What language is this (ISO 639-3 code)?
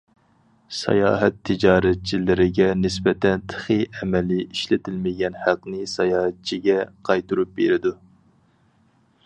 uig